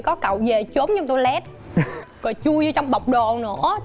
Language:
Vietnamese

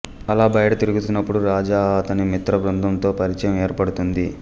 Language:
Telugu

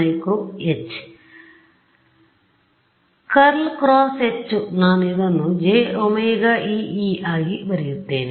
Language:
Kannada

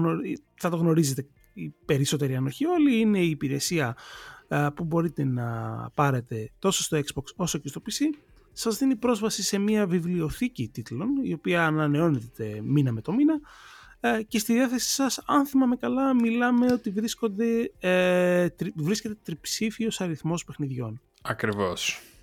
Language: Greek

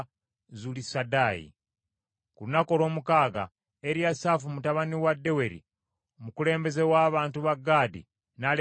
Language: Ganda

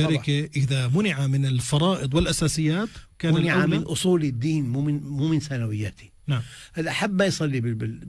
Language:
Arabic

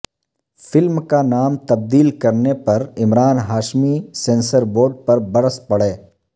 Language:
Urdu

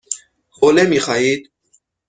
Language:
Persian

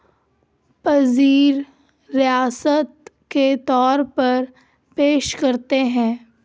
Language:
Urdu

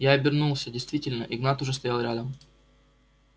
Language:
Russian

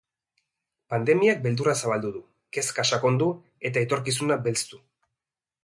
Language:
Basque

